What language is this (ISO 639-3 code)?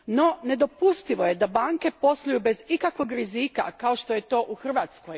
hrv